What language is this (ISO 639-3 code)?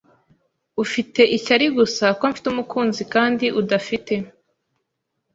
kin